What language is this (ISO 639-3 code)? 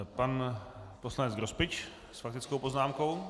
ces